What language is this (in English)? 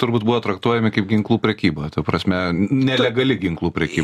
Lithuanian